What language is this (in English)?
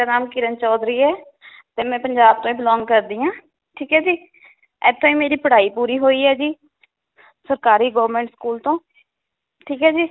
Punjabi